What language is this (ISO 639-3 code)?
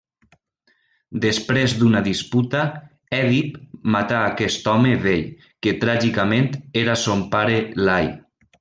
cat